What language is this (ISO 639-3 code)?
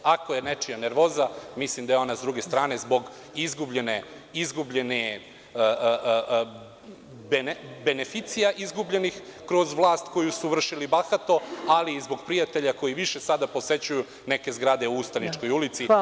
srp